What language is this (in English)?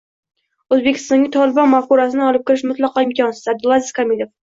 Uzbek